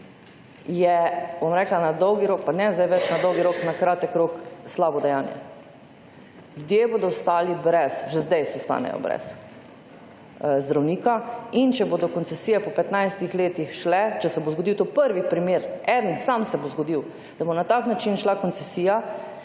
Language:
Slovenian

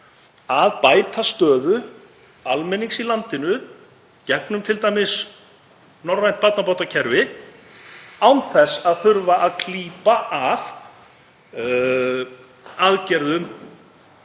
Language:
Icelandic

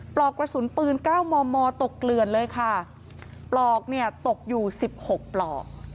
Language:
Thai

